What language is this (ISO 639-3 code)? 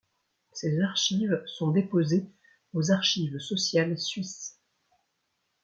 fra